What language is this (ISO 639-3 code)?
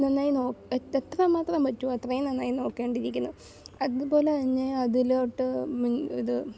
mal